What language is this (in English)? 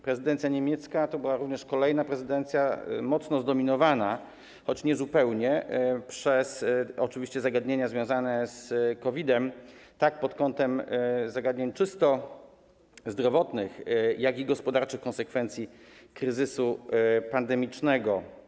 Polish